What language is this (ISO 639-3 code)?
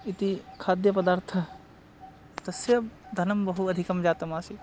san